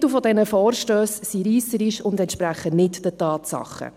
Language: Swiss German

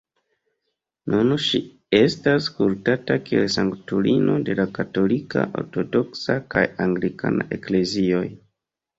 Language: Esperanto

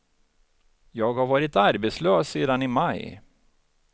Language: Swedish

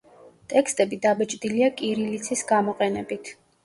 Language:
Georgian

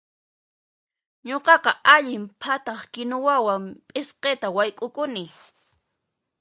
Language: Puno Quechua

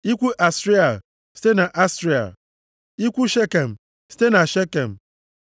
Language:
Igbo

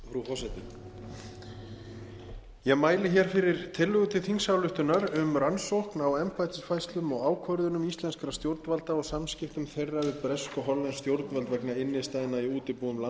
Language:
Icelandic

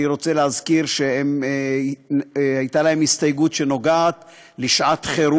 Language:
Hebrew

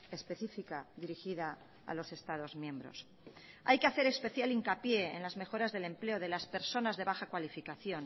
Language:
Spanish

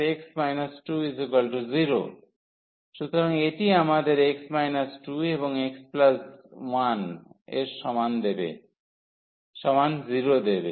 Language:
Bangla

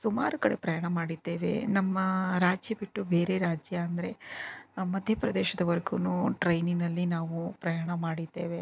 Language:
Kannada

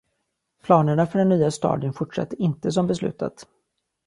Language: Swedish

